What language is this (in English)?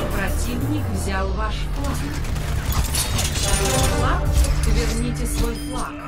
Russian